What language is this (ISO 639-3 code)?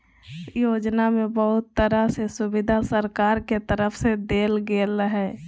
mag